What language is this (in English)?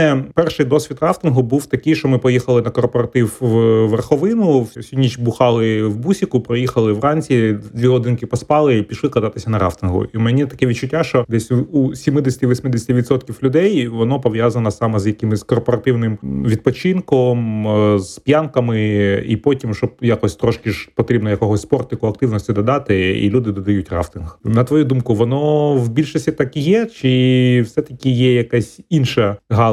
Ukrainian